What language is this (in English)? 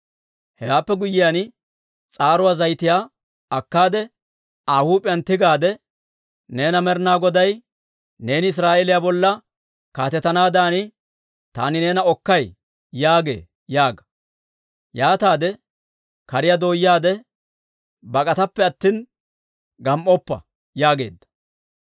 Dawro